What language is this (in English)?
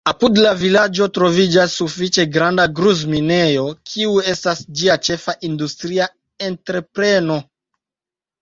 Esperanto